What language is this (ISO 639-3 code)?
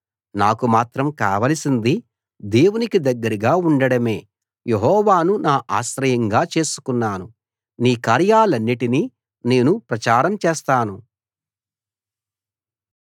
tel